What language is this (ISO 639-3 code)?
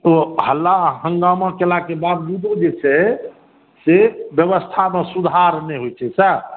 mai